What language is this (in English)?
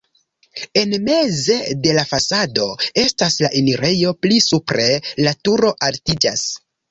Esperanto